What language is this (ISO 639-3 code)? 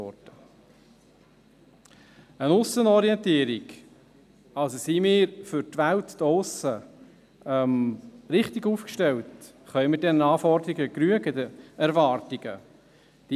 gsw